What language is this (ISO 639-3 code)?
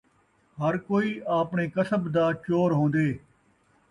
skr